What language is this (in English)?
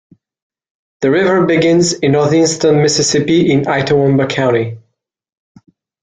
English